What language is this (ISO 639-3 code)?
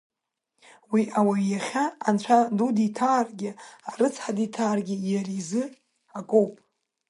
abk